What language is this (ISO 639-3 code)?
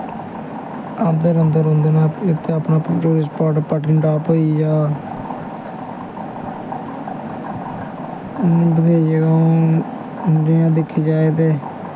doi